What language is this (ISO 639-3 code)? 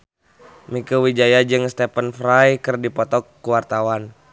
sun